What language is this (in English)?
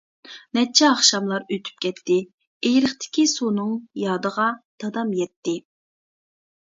Uyghur